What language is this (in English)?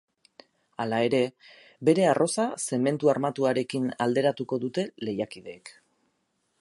Basque